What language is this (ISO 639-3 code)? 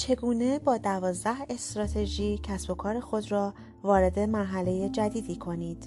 fas